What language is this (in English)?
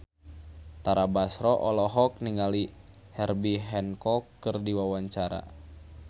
Sundanese